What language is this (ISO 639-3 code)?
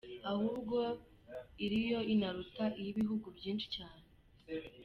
kin